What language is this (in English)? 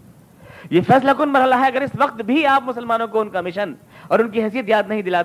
Urdu